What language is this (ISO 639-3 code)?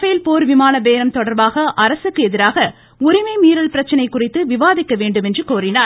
tam